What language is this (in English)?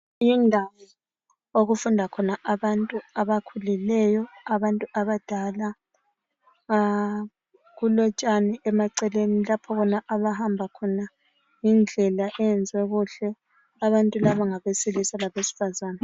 North Ndebele